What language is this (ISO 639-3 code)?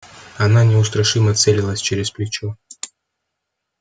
rus